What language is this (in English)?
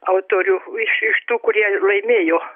Lithuanian